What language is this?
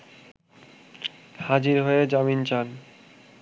Bangla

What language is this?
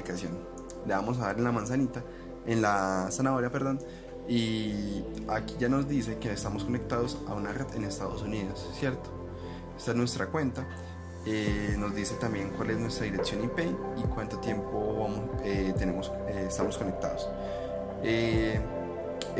Spanish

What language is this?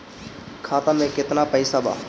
Bhojpuri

